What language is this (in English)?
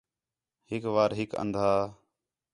Khetrani